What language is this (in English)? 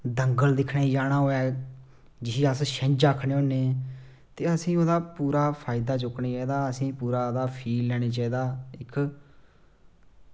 Dogri